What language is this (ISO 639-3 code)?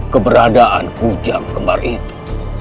ind